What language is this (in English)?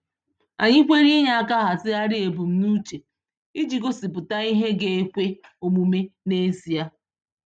Igbo